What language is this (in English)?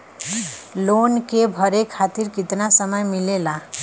Bhojpuri